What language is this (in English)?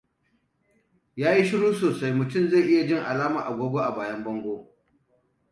Hausa